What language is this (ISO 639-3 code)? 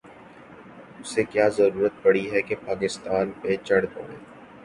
urd